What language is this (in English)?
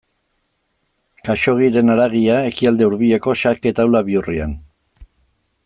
Basque